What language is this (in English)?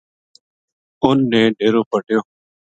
Gujari